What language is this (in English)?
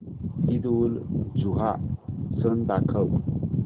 Marathi